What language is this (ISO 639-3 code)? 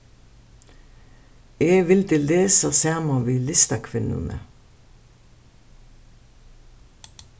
fao